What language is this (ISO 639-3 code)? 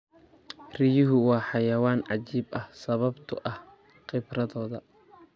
som